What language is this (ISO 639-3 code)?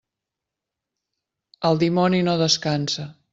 cat